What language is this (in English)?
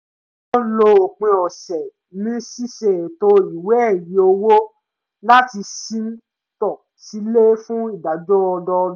Yoruba